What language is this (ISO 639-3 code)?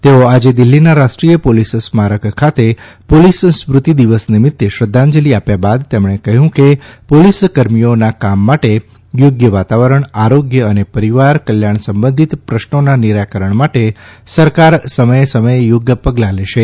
guj